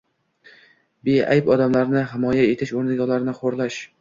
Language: Uzbek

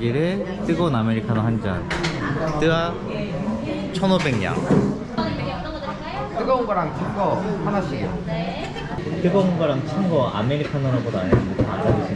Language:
Korean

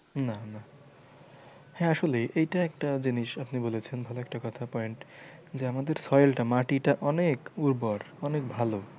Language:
Bangla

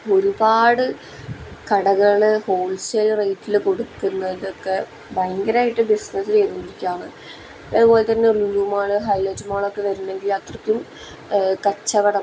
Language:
Malayalam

